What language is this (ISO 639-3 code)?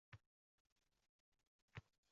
uzb